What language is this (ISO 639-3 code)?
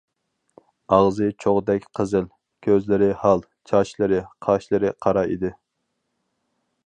uig